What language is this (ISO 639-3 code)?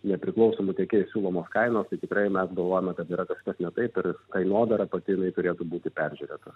lit